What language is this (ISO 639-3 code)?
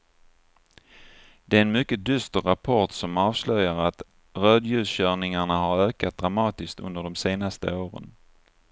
swe